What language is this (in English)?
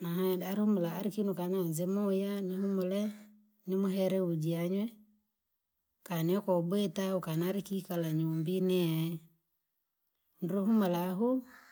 Langi